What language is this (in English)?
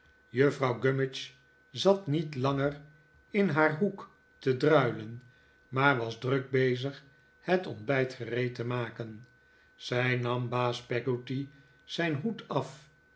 Dutch